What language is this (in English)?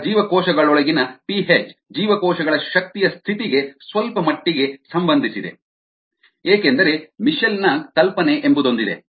Kannada